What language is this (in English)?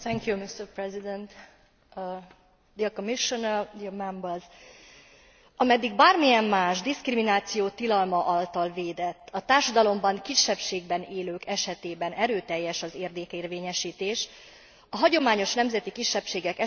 Hungarian